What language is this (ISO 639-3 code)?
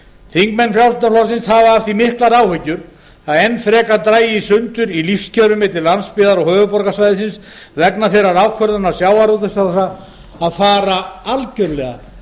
isl